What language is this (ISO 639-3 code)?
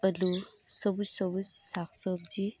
sat